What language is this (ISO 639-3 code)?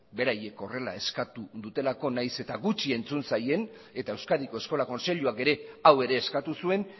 eus